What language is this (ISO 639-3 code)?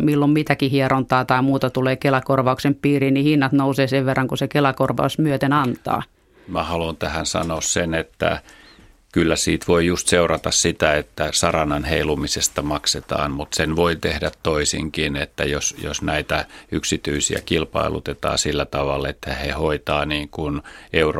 fin